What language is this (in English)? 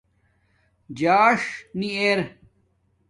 Domaaki